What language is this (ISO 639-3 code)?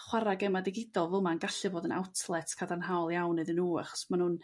cym